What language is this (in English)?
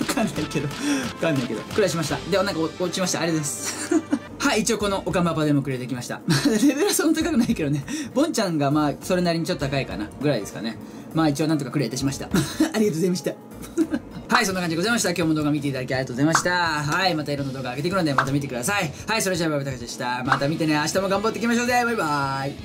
Japanese